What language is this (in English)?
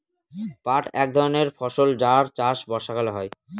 Bangla